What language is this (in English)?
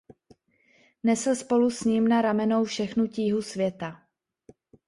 Czech